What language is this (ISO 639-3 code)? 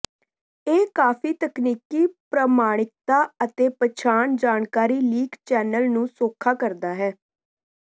pan